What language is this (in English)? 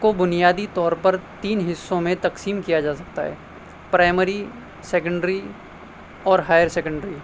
Urdu